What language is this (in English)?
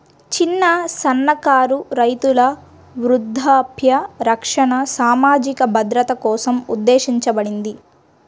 Telugu